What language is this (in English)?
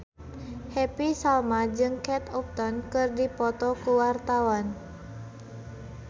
Sundanese